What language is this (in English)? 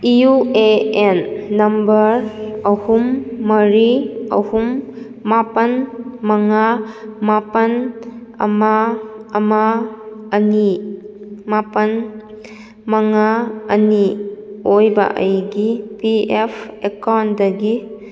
Manipuri